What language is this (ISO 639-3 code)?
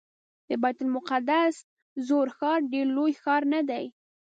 pus